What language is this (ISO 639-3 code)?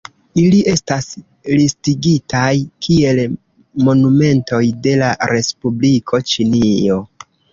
epo